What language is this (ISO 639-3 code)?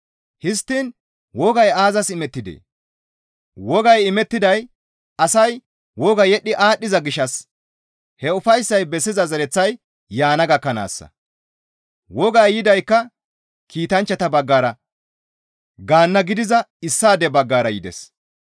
gmv